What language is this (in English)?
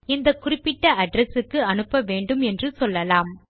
Tamil